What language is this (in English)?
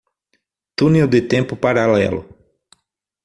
Portuguese